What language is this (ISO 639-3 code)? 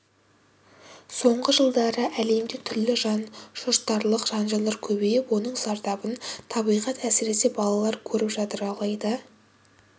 kaz